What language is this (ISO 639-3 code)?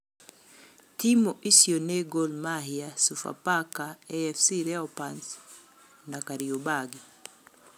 kik